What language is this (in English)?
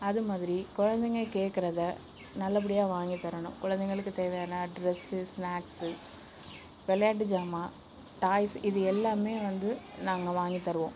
Tamil